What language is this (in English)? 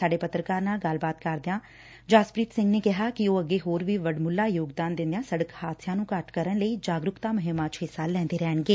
Punjabi